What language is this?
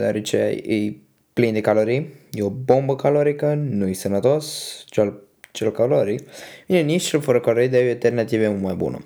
Romanian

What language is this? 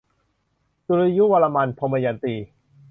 Thai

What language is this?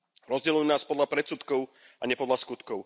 Slovak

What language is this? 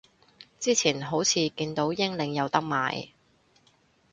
Cantonese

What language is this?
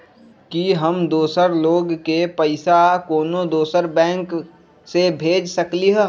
Magahi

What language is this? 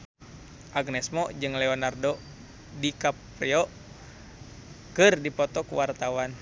Sundanese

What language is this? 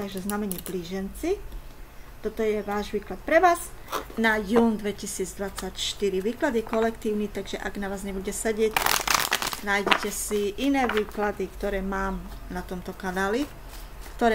Slovak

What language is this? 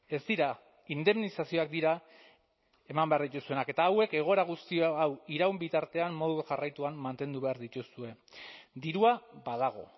Basque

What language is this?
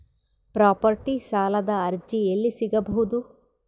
Kannada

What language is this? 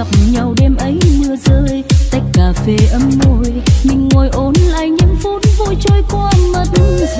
Vietnamese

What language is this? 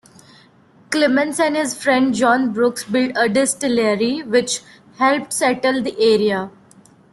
English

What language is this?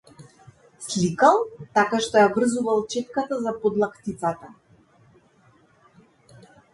Macedonian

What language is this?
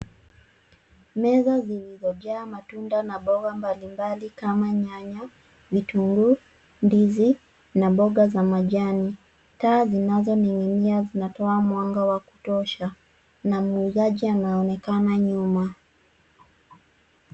Swahili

